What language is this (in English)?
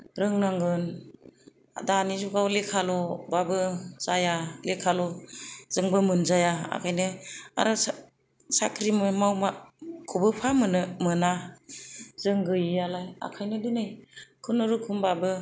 Bodo